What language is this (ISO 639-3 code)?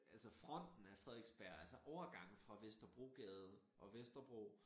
dan